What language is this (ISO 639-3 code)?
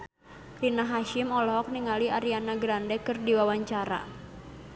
sun